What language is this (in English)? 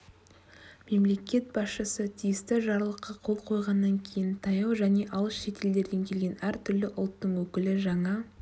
Kazakh